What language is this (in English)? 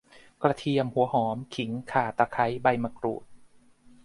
Thai